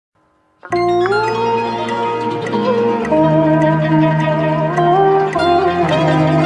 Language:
Vietnamese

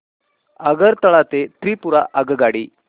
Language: Marathi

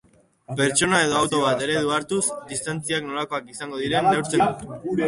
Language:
Basque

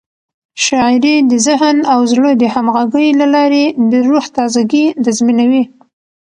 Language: Pashto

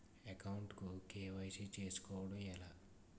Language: Telugu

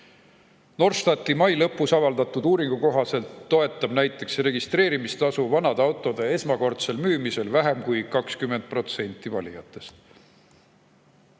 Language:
Estonian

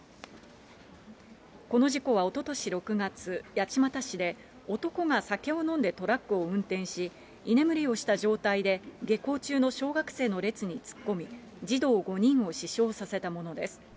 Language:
Japanese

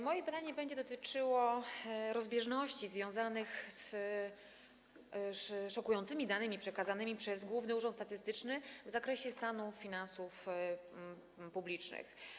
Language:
Polish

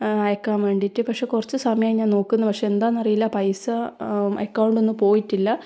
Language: Malayalam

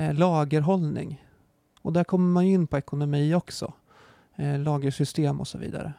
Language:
Swedish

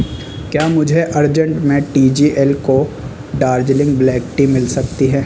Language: Urdu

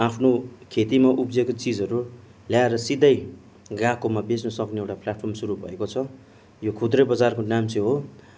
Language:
Nepali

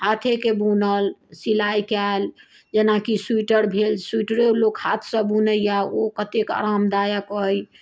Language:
Maithili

